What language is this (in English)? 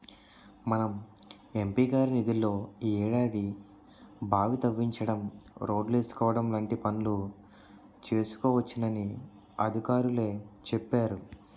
Telugu